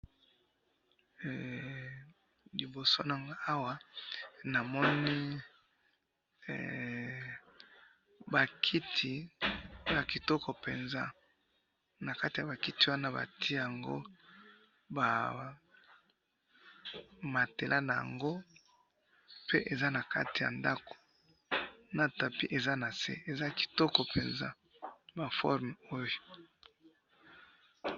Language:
Lingala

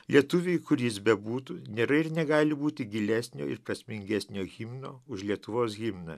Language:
Lithuanian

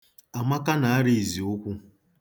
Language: Igbo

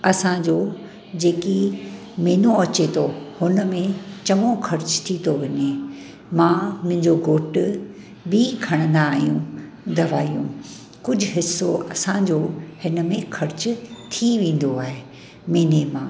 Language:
Sindhi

